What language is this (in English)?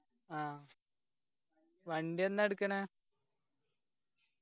Malayalam